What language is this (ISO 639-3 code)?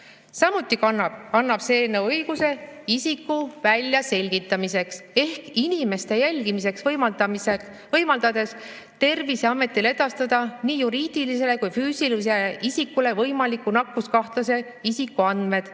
est